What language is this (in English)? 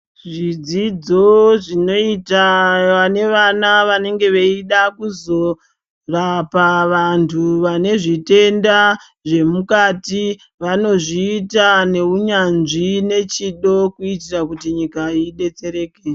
Ndau